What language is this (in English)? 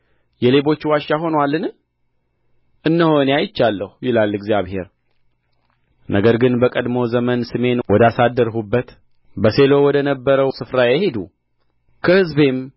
Amharic